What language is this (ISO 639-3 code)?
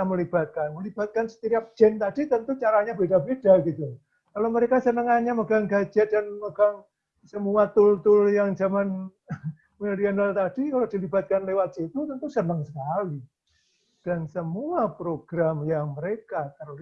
ind